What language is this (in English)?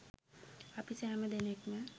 Sinhala